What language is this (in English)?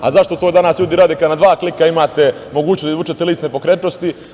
Serbian